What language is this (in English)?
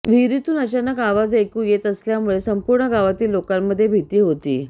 Marathi